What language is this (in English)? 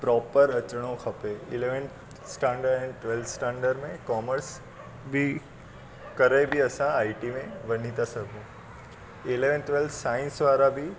Sindhi